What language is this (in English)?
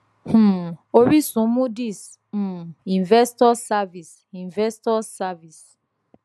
Yoruba